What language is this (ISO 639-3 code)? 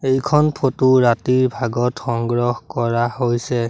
asm